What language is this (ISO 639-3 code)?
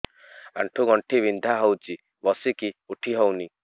ori